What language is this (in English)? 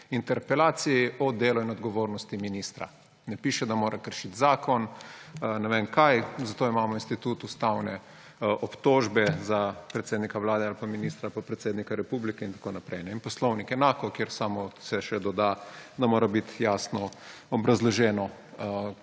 Slovenian